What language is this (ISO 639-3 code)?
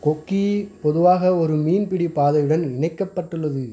tam